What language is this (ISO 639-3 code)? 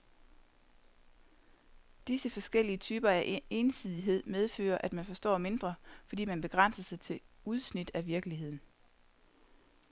dan